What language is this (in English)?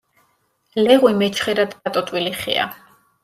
Georgian